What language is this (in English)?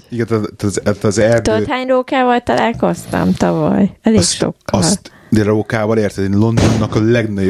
Hungarian